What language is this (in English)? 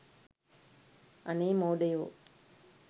Sinhala